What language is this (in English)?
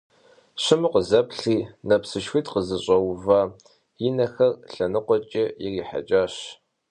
Kabardian